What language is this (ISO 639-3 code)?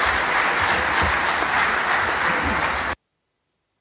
srp